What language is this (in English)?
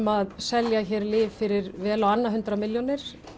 Icelandic